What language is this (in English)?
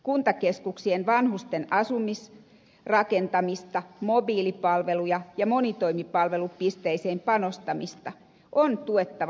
Finnish